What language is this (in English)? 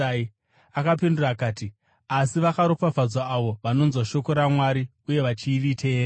Shona